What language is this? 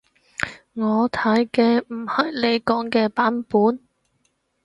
Cantonese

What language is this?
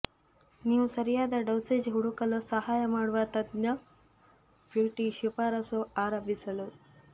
Kannada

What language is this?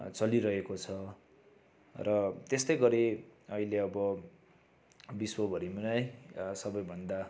Nepali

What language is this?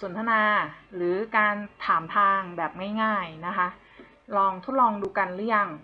Thai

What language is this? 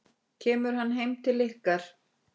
Icelandic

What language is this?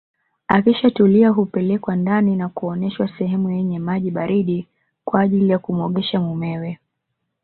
Swahili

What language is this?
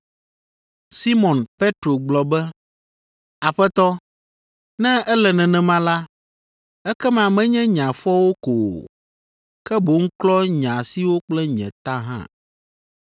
Ewe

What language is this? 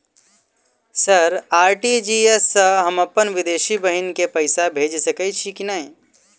Maithili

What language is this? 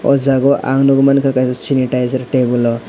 Kok Borok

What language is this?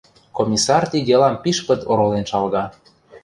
Western Mari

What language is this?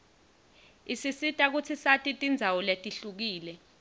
Swati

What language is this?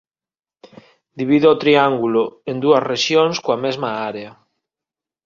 Galician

